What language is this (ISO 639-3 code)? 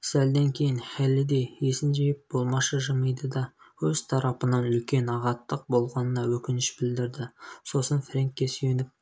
kaz